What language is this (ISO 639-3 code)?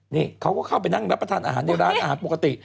tha